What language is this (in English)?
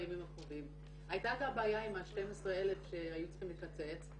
Hebrew